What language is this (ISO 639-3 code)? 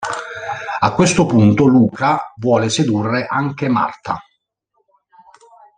ita